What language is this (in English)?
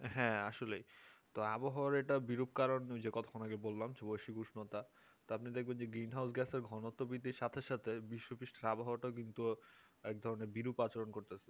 Bangla